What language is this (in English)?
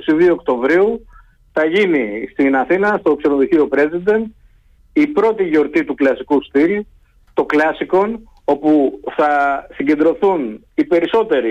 Greek